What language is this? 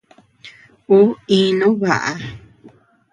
Tepeuxila Cuicatec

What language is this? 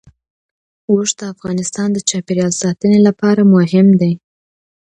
Pashto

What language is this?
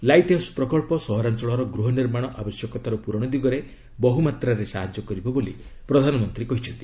Odia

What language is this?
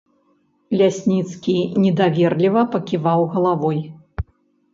Belarusian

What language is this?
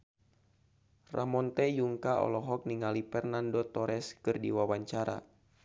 Sundanese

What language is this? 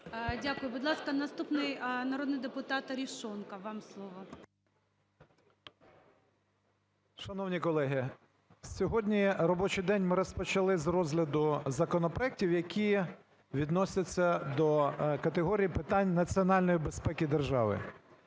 Ukrainian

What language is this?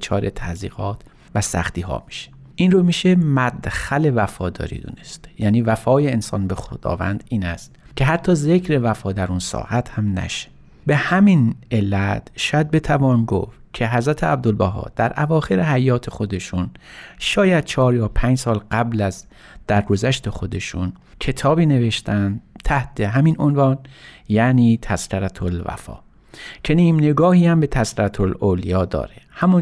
Persian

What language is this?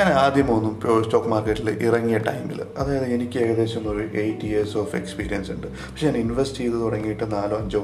Malayalam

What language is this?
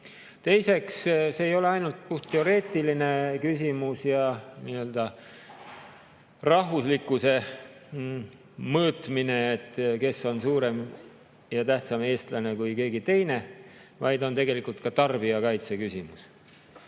Estonian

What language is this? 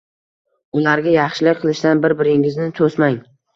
Uzbek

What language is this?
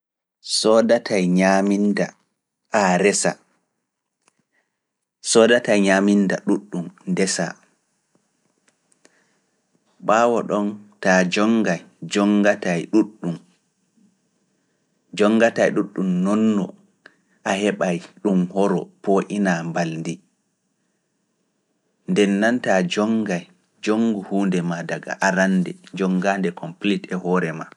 Fula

